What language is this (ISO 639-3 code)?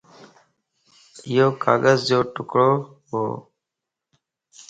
lss